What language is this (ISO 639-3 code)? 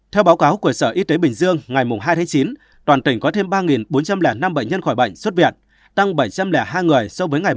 vie